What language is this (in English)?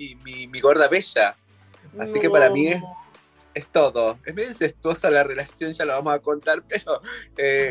Spanish